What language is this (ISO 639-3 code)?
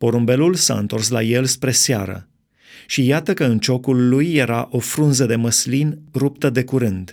ron